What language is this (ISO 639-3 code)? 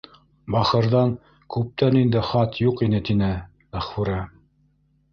bak